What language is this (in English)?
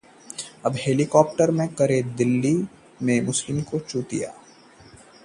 Hindi